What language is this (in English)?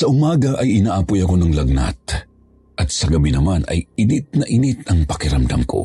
Filipino